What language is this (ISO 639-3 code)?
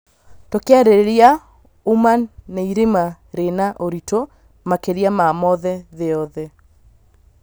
kik